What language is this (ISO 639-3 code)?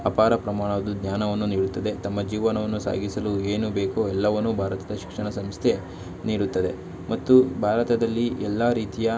kan